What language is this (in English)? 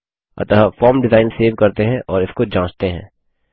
Hindi